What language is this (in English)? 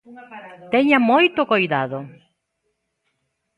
Galician